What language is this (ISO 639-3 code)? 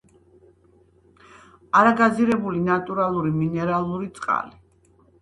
kat